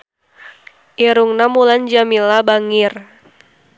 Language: Sundanese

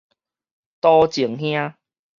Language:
Min Nan Chinese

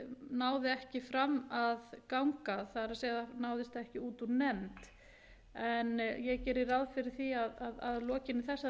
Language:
Icelandic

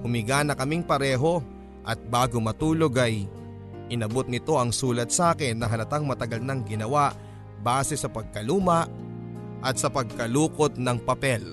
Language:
Filipino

